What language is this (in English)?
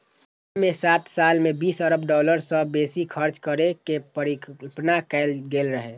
Maithili